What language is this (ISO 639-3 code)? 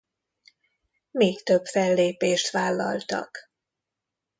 hun